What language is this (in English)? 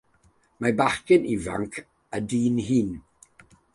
Welsh